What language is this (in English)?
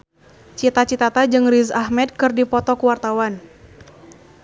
Sundanese